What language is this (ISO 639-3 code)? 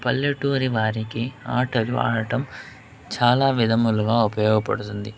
tel